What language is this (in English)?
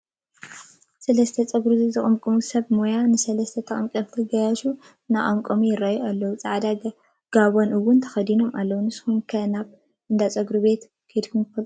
Tigrinya